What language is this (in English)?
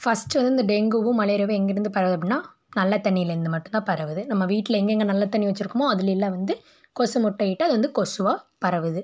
Tamil